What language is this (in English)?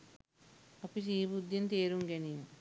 Sinhala